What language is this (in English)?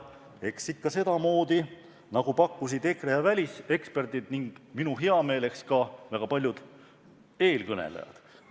Estonian